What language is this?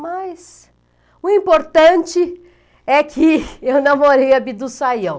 Portuguese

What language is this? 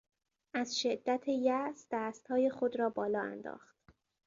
Persian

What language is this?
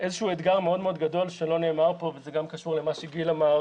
Hebrew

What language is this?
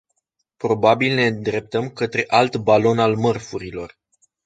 Romanian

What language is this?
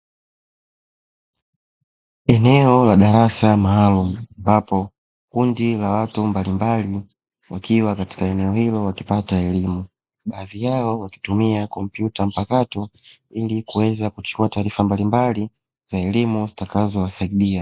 Swahili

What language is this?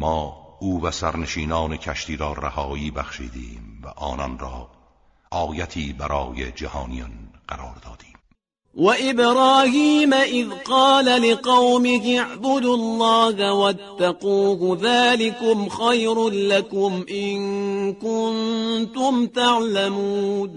Persian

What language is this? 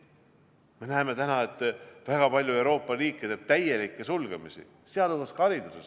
Estonian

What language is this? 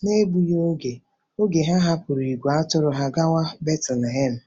Igbo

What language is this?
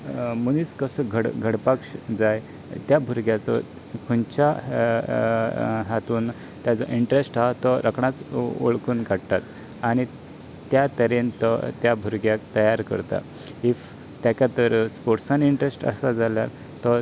Konkani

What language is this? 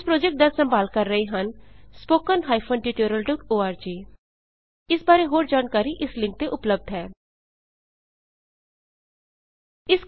Punjabi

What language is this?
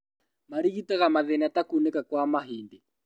Kikuyu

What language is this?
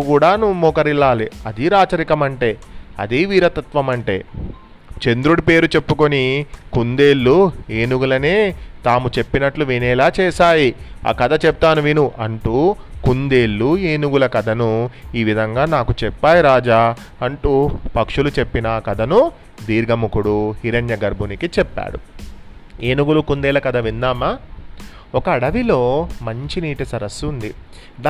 Telugu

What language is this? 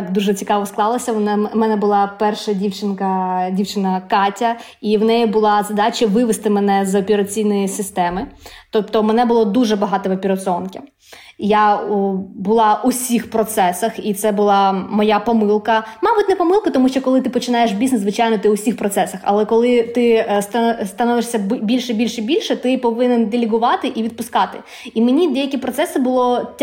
Ukrainian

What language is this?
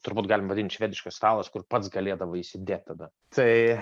Lithuanian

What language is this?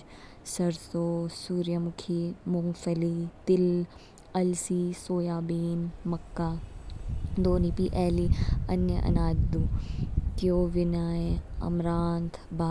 Kinnauri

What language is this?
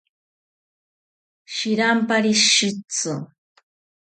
South Ucayali Ashéninka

